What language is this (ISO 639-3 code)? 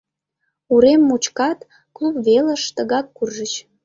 chm